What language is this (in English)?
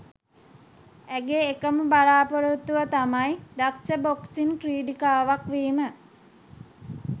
Sinhala